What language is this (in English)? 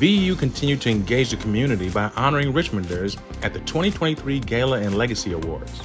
English